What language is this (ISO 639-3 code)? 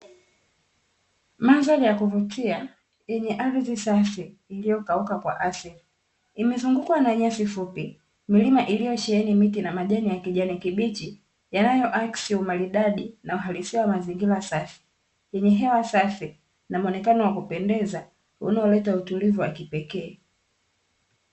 swa